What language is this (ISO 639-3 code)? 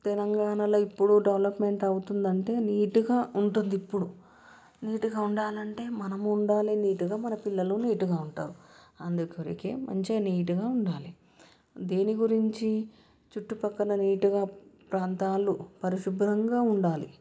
tel